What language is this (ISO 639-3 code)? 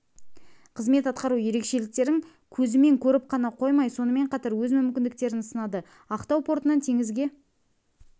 kaz